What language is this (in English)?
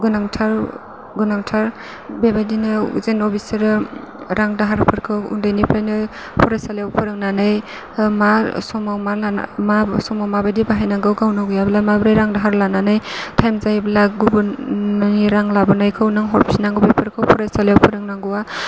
Bodo